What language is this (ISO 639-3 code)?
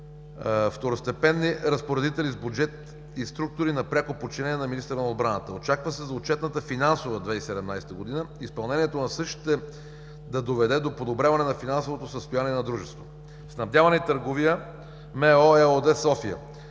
bul